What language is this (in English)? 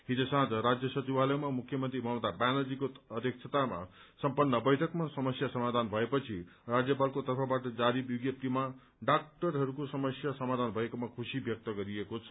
Nepali